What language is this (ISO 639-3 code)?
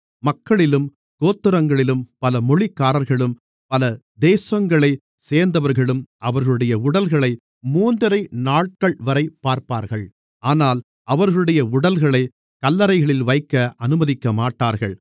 tam